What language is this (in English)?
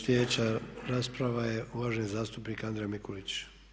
Croatian